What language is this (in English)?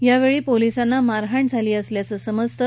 Marathi